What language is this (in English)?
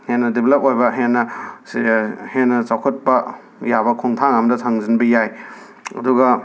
Manipuri